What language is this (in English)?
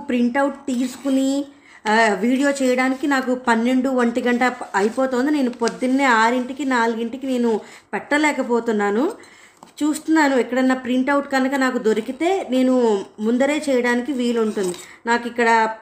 Telugu